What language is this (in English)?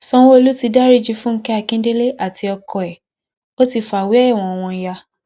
Yoruba